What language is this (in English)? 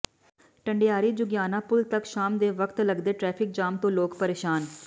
Punjabi